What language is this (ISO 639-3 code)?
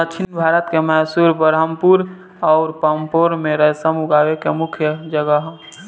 bho